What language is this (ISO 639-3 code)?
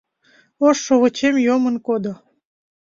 chm